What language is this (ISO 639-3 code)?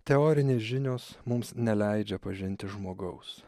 lit